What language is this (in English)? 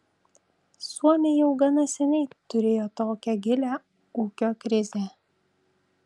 Lithuanian